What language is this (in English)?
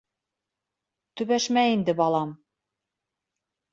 Bashkir